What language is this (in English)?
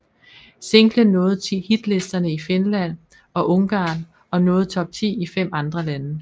Danish